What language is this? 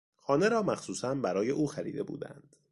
Persian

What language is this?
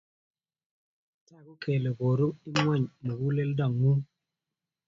Kalenjin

